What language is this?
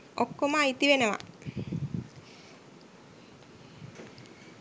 Sinhala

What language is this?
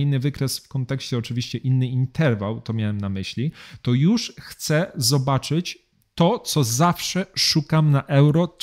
Polish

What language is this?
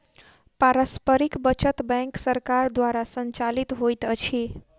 Maithili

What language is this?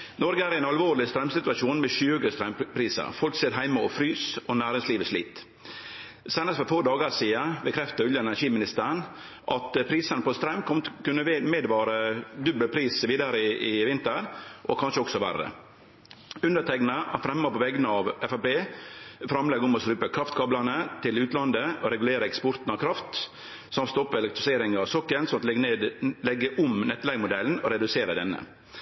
Norwegian Nynorsk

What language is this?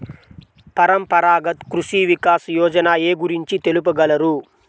Telugu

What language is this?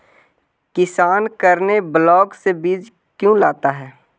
Magahi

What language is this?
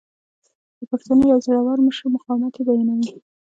Pashto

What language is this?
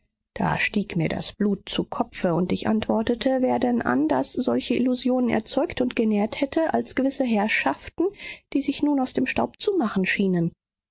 German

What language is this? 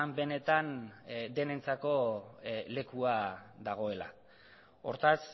Basque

